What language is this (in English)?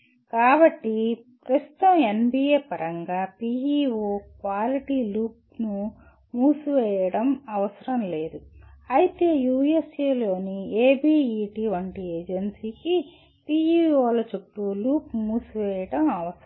Telugu